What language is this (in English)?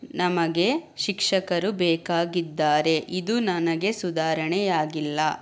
Kannada